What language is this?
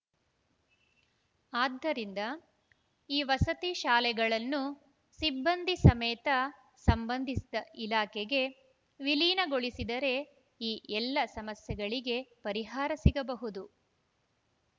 Kannada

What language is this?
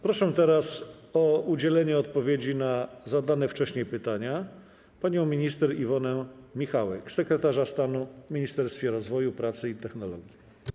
Polish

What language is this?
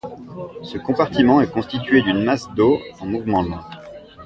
French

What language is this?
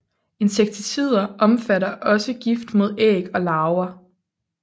Danish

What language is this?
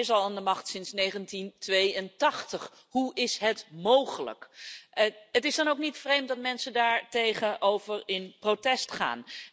Dutch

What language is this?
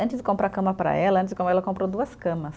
Portuguese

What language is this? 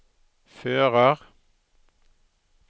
Norwegian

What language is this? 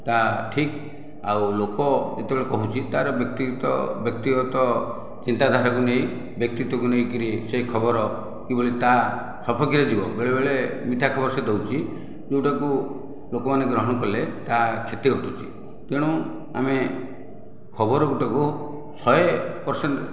Odia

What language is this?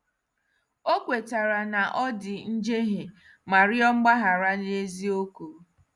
Igbo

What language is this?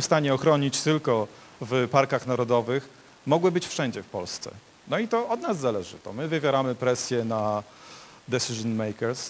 Polish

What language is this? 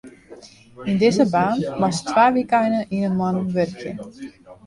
Western Frisian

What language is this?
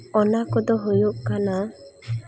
Santali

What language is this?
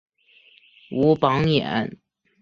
Chinese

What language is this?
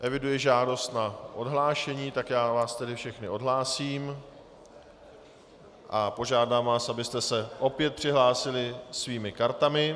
Czech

